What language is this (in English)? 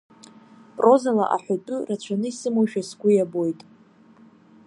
Abkhazian